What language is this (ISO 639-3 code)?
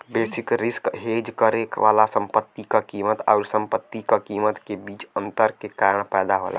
bho